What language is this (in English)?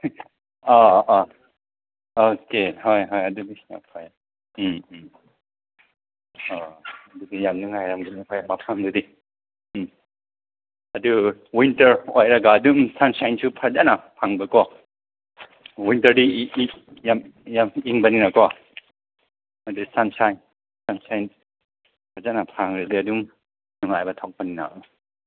Manipuri